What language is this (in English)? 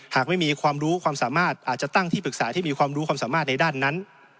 Thai